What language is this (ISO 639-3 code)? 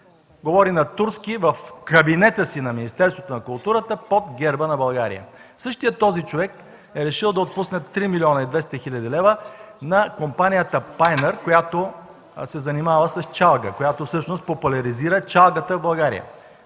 bul